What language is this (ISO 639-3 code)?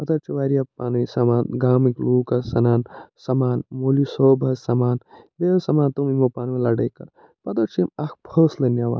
kas